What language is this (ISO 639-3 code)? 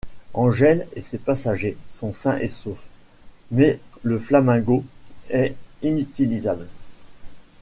fra